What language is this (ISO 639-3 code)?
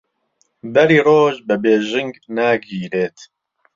ckb